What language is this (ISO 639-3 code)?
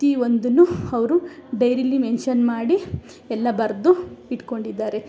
kan